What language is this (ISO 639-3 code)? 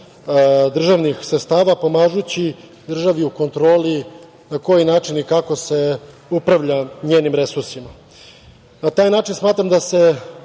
srp